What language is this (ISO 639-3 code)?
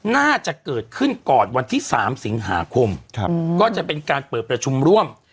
tha